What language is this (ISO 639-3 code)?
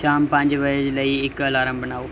pan